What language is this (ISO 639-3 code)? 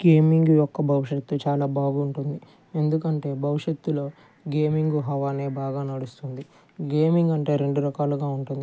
tel